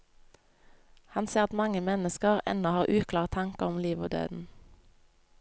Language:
Norwegian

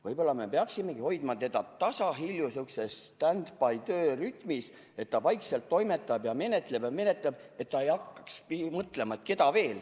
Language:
Estonian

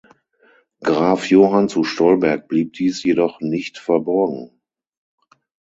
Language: German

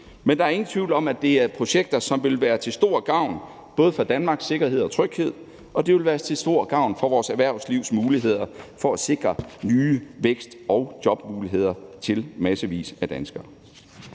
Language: Danish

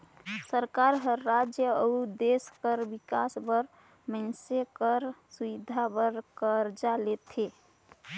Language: Chhattisgarhi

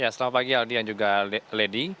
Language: Indonesian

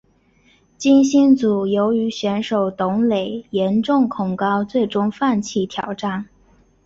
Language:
Chinese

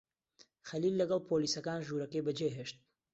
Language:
Central Kurdish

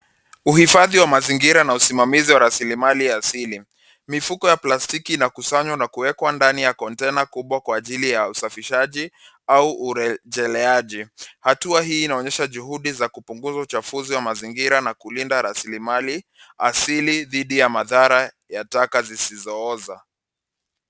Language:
Swahili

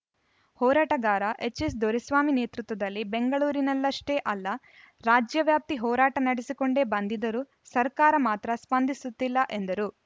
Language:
Kannada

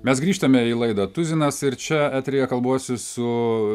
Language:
Lithuanian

